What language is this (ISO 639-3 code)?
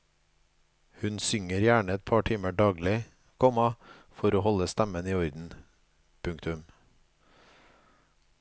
nor